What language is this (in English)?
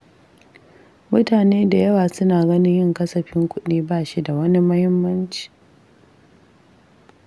Hausa